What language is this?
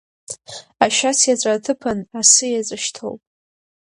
Abkhazian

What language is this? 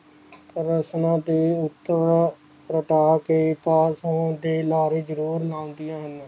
Punjabi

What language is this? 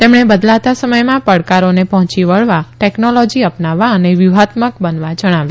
Gujarati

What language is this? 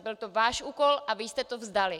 Czech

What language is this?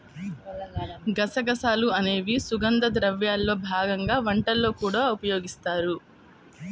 Telugu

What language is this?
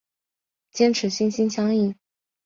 Chinese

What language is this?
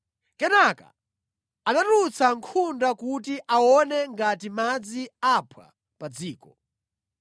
Nyanja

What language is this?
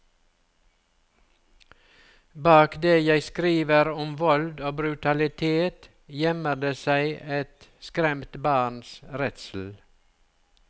Norwegian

